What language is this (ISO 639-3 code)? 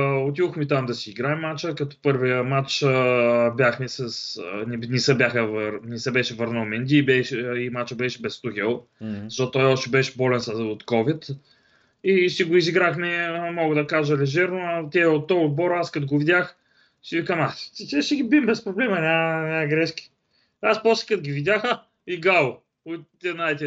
bul